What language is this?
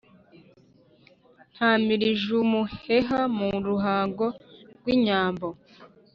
Kinyarwanda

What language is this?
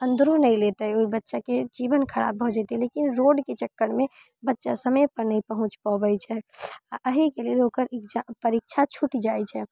Maithili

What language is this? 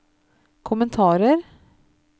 Norwegian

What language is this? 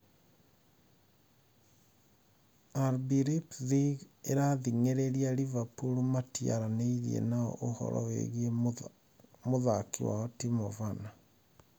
Kikuyu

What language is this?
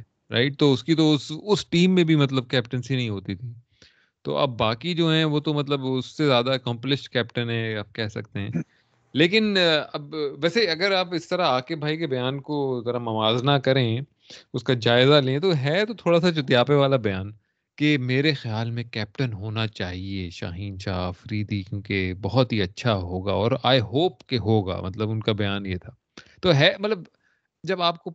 Urdu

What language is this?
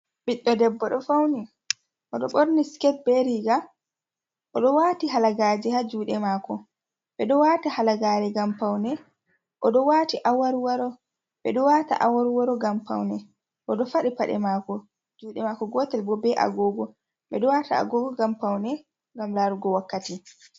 Fula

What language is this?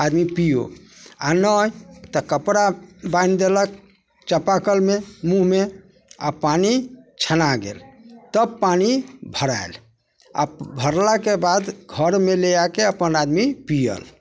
Maithili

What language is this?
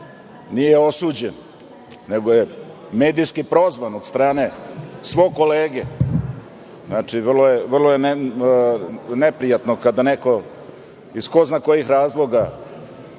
Serbian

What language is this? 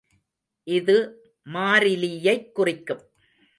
Tamil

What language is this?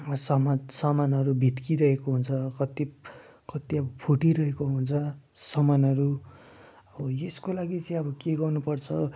Nepali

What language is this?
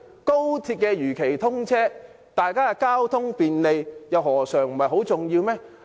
Cantonese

